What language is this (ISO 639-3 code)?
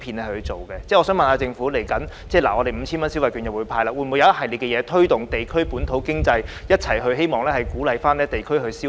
yue